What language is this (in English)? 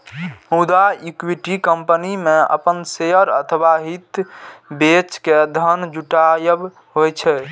Maithili